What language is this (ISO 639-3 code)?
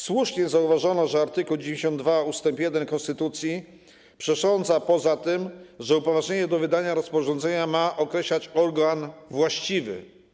pol